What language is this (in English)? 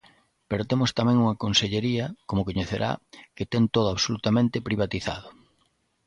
Galician